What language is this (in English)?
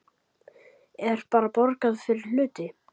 Icelandic